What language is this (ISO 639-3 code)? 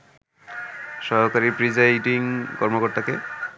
ben